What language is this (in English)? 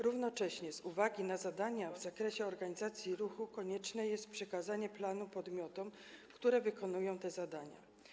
Polish